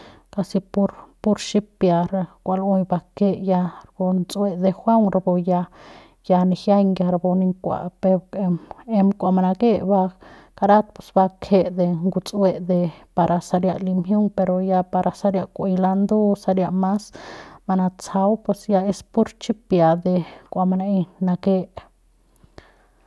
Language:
Central Pame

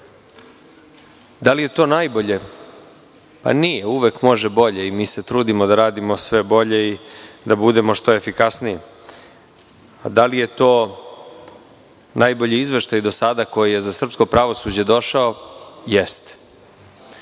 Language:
Serbian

